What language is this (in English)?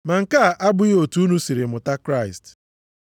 Igbo